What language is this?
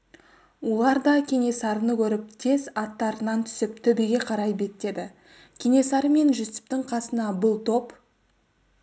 Kazakh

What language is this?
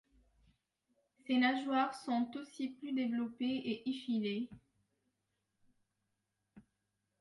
French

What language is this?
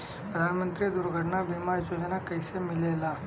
Bhojpuri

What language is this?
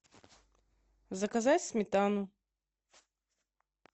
Russian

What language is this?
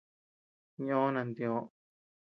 Tepeuxila Cuicatec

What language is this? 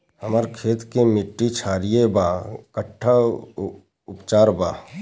Bhojpuri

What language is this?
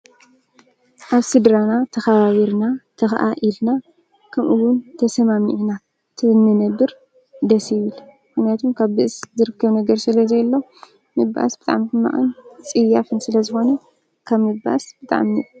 Tigrinya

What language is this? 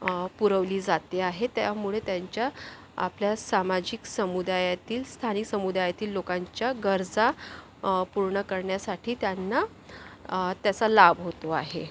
Marathi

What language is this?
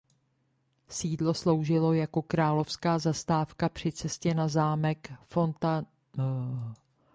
Czech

